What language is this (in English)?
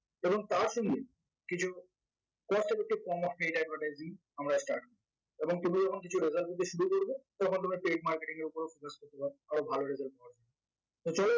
Bangla